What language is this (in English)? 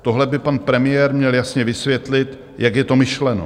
Czech